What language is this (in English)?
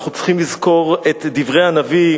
Hebrew